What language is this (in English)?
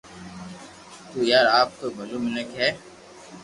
Loarki